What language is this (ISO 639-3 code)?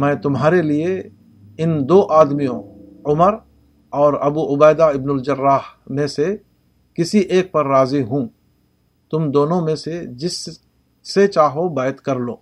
urd